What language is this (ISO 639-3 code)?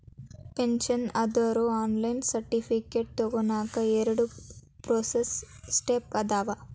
kan